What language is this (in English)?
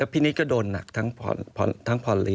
Thai